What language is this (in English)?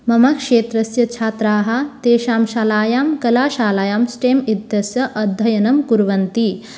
Sanskrit